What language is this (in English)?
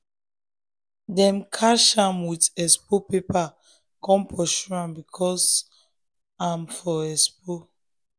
Nigerian Pidgin